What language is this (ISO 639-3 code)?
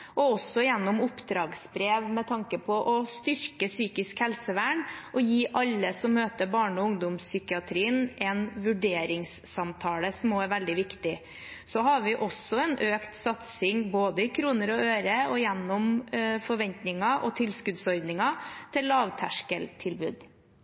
nob